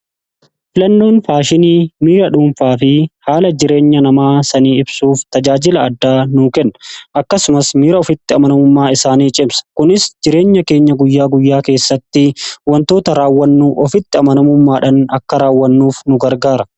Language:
Oromo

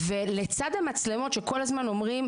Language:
Hebrew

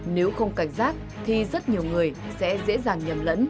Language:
Vietnamese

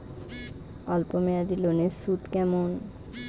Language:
Bangla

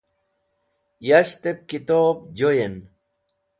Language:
Wakhi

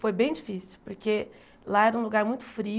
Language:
Portuguese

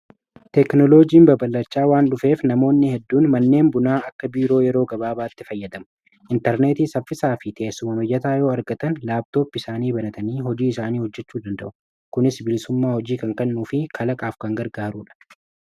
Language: Oromo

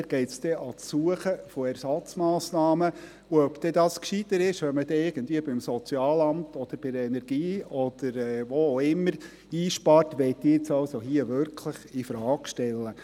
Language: Swiss German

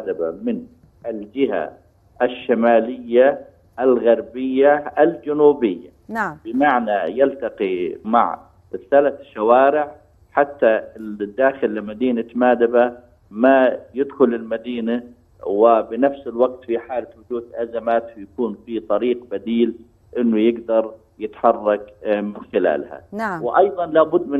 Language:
Arabic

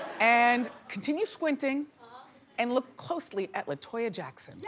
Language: English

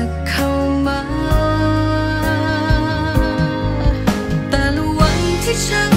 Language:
Thai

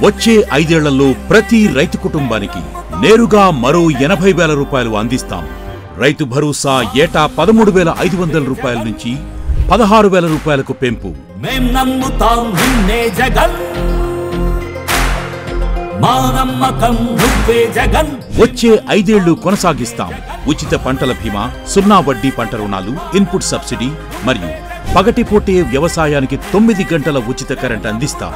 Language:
Telugu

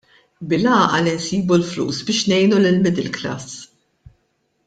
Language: Maltese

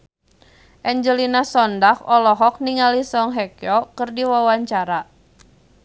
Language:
Sundanese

